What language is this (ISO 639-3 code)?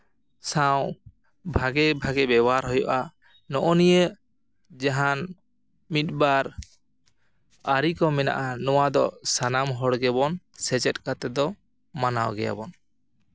sat